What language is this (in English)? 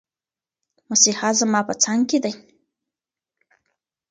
Pashto